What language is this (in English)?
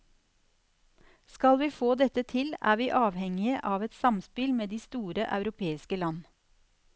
Norwegian